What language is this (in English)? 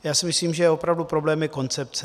Czech